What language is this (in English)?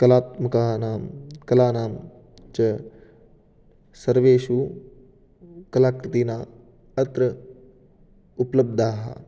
Sanskrit